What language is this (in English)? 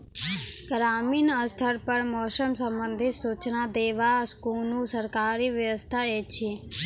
Maithili